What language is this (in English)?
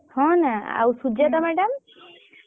Odia